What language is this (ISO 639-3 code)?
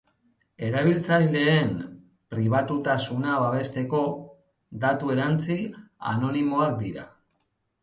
eus